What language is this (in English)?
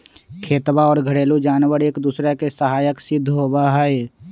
Magahi